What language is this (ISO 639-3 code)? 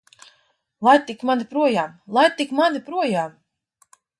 lav